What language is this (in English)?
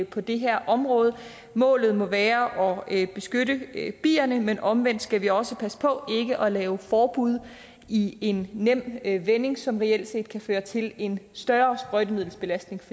Danish